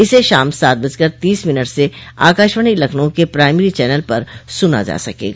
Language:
Hindi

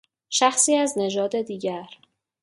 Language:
Persian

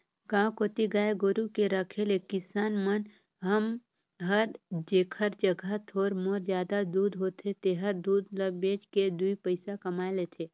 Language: Chhattisgarhi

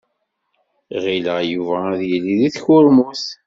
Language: Kabyle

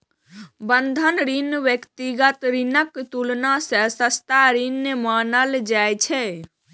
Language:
Maithili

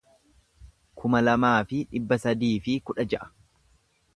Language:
Oromo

